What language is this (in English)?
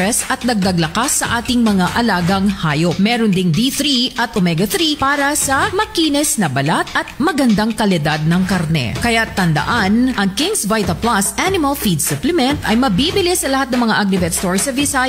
Filipino